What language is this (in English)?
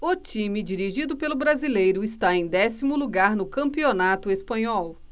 Portuguese